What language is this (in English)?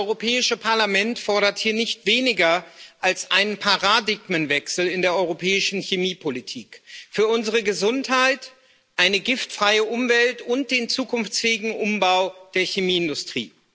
German